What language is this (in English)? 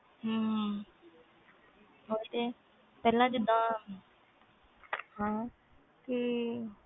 Punjabi